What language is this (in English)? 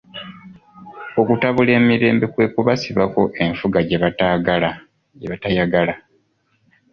Ganda